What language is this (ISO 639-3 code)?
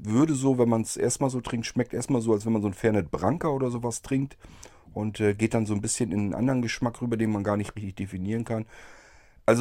deu